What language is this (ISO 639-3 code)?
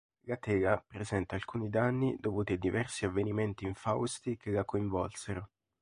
ita